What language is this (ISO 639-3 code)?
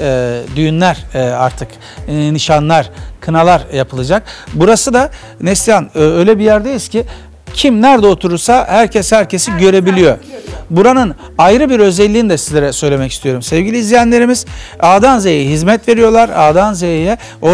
tur